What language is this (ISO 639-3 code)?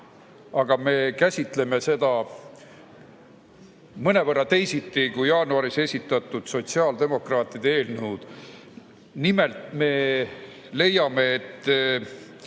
est